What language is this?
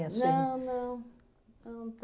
Portuguese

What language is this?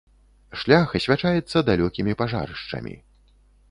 Belarusian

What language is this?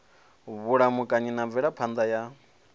Venda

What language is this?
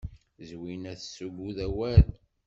Kabyle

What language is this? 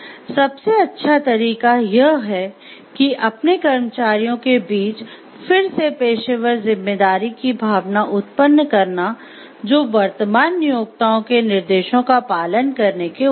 Hindi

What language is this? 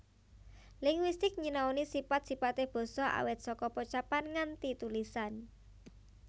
Javanese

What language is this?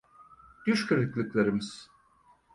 Turkish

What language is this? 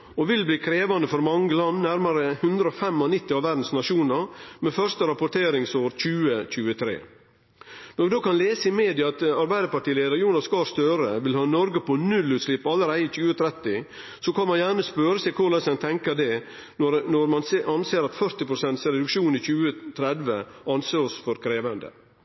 Norwegian Nynorsk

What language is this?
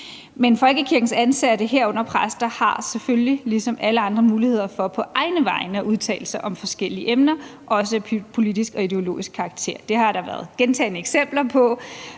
Danish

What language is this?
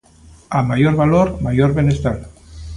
Galician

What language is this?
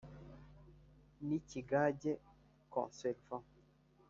Kinyarwanda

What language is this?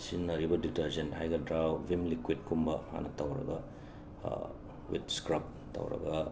Manipuri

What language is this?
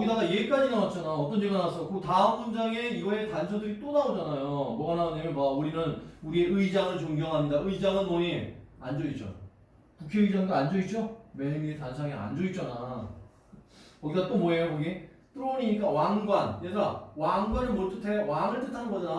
Korean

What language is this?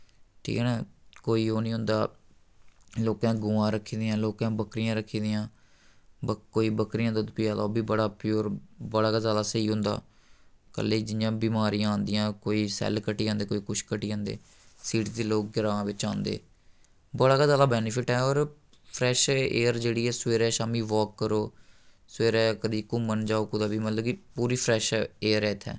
Dogri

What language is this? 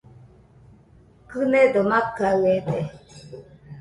Nüpode Huitoto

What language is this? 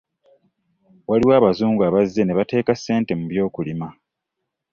Ganda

